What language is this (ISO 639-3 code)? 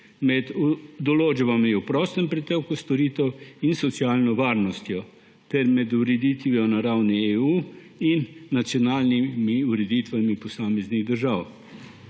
slv